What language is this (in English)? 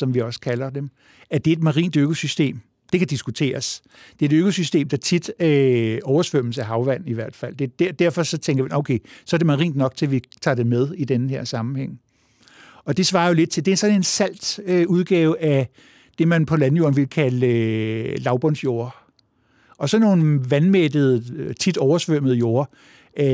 Danish